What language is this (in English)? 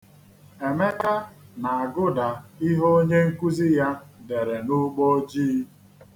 Igbo